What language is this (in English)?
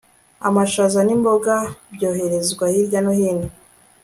Kinyarwanda